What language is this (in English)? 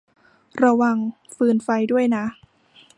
Thai